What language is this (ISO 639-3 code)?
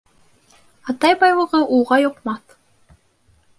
bak